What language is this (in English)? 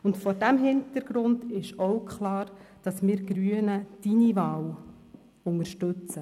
Swiss German